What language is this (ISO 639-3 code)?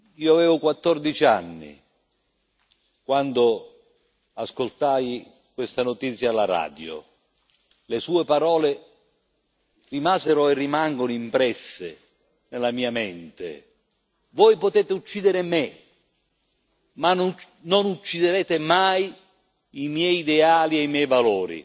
ita